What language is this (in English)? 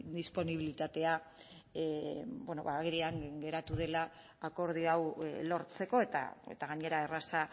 Basque